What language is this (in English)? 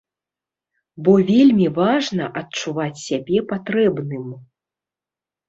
Belarusian